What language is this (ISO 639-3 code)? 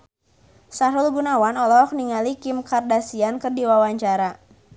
sun